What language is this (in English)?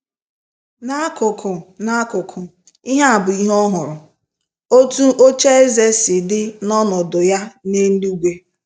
Igbo